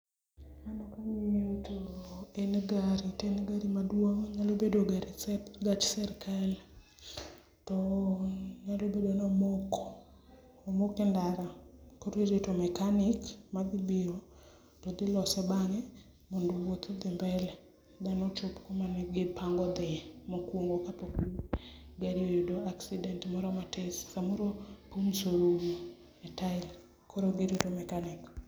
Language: Luo (Kenya and Tanzania)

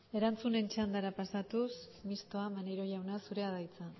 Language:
Basque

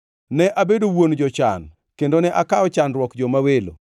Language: Luo (Kenya and Tanzania)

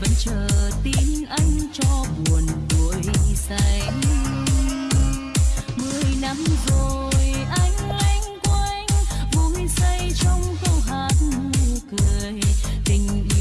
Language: Vietnamese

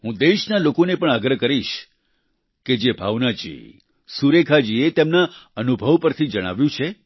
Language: Gujarati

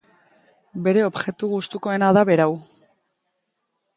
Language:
Basque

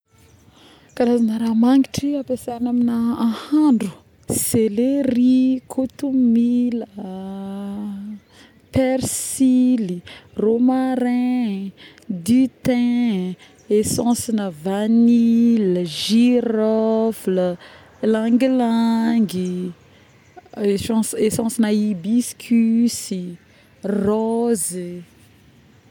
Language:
Northern Betsimisaraka Malagasy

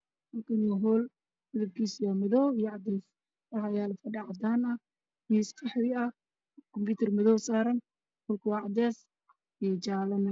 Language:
Somali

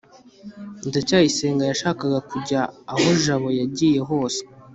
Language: Kinyarwanda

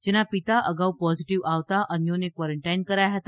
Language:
Gujarati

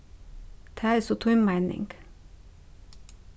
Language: Faroese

